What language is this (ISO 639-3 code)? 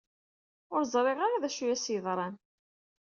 kab